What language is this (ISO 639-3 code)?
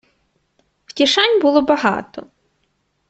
ukr